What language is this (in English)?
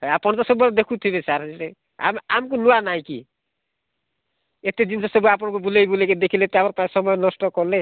Odia